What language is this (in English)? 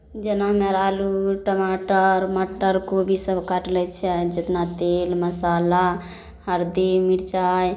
Maithili